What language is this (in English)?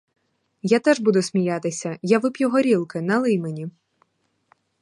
Ukrainian